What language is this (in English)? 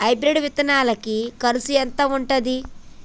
Telugu